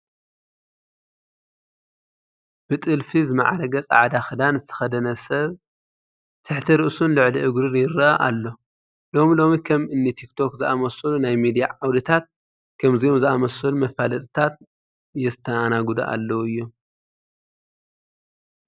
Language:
Tigrinya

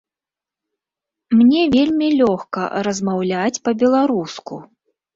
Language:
Belarusian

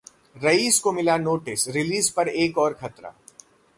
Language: Hindi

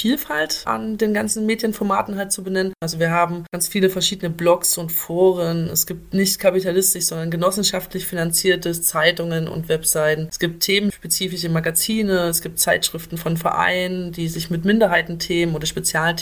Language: German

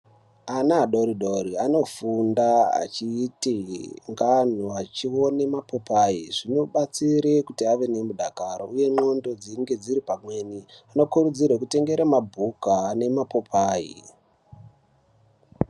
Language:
Ndau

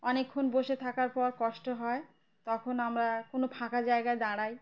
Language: Bangla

